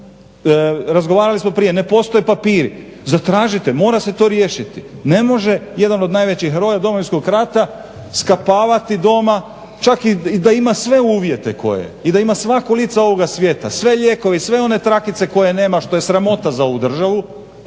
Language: Croatian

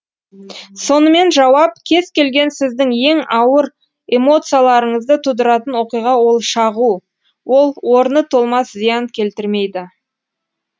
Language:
Kazakh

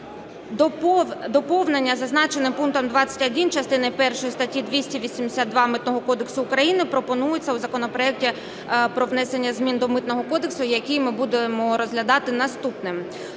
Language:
Ukrainian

